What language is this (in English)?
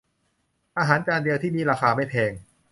Thai